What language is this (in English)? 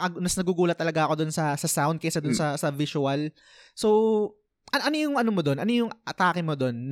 Filipino